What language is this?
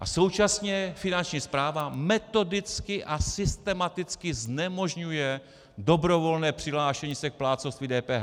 Czech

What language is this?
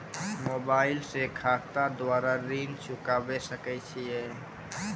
Maithili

